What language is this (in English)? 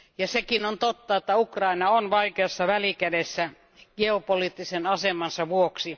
Finnish